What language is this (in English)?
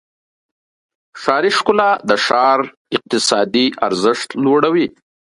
Pashto